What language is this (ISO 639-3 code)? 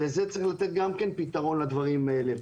heb